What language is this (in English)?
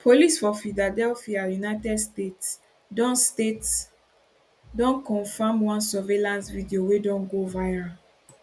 Nigerian Pidgin